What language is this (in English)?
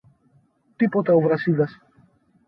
Greek